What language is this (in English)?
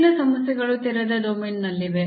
Kannada